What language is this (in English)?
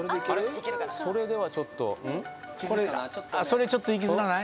Japanese